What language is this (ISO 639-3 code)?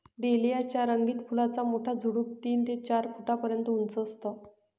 mar